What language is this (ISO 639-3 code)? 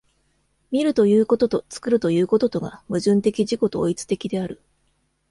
jpn